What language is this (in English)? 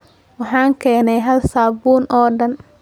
Somali